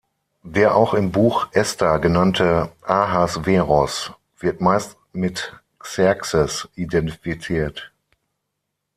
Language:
German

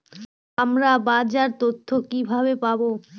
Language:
Bangla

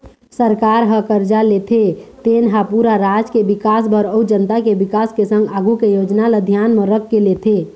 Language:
Chhattisgarhi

